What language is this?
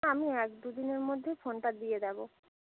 Bangla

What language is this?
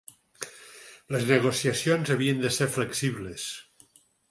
Catalan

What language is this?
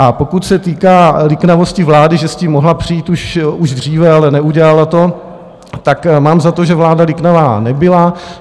Czech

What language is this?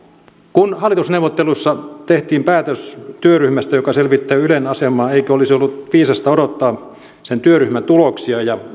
Finnish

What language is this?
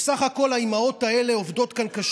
Hebrew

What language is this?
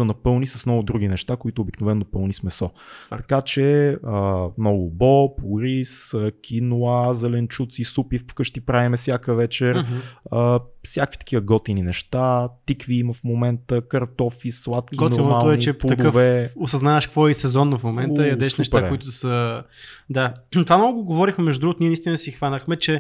Bulgarian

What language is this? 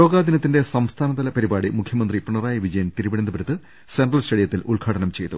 Malayalam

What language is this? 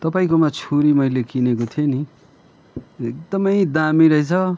Nepali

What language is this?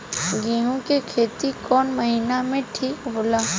Bhojpuri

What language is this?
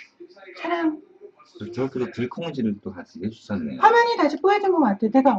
Korean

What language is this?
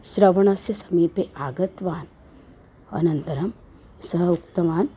Sanskrit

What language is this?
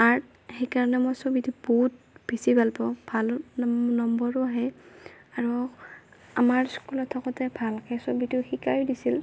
Assamese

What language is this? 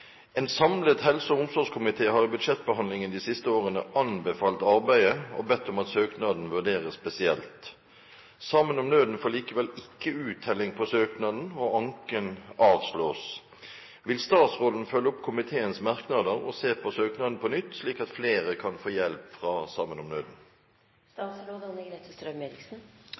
Norwegian Bokmål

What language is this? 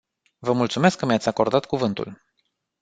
Romanian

